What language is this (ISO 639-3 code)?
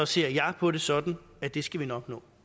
dan